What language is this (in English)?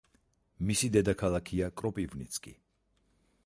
Georgian